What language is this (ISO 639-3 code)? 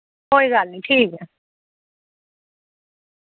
doi